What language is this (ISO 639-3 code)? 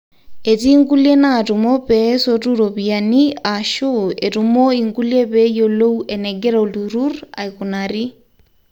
mas